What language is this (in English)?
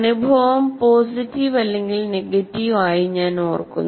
Malayalam